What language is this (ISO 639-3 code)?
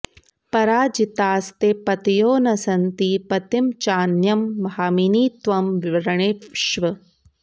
san